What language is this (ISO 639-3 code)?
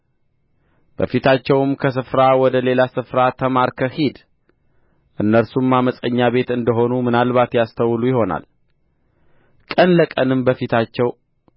amh